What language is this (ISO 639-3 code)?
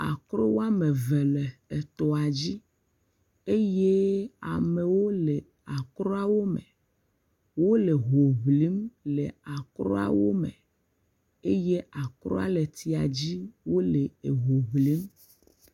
ewe